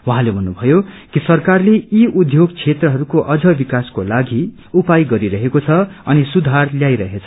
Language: Nepali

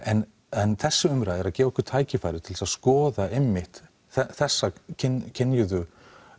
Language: Icelandic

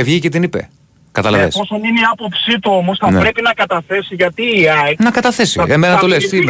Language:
Greek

